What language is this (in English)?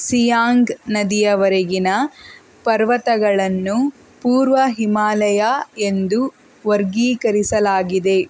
Kannada